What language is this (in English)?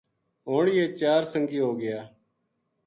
Gujari